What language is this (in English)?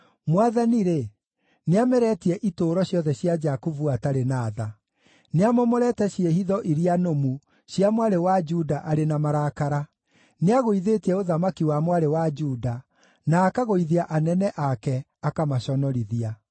Kikuyu